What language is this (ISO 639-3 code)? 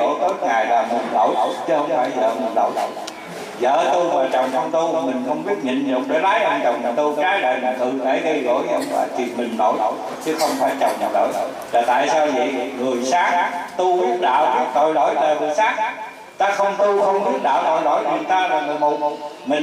vie